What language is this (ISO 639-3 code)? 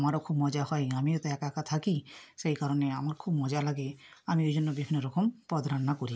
ben